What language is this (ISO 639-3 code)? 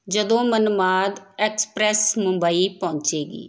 pan